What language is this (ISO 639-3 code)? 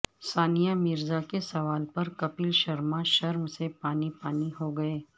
urd